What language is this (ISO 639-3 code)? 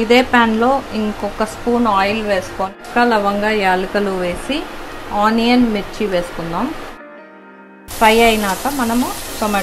eng